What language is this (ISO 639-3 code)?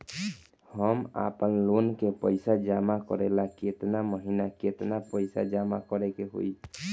bho